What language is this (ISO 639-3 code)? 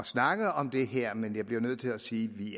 dan